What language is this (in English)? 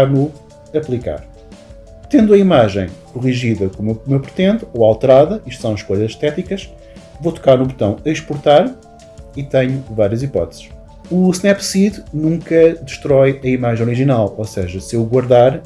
Portuguese